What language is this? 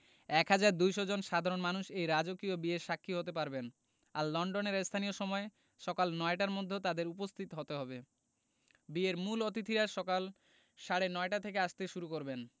Bangla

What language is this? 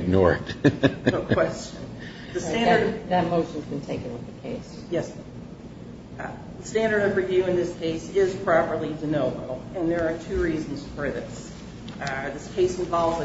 English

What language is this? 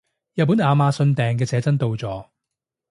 Cantonese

